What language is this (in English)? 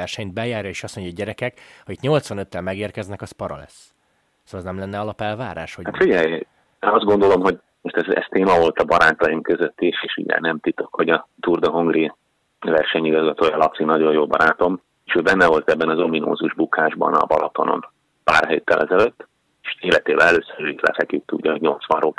Hungarian